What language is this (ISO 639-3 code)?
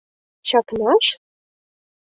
chm